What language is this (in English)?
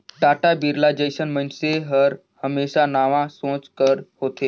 Chhattisgarhi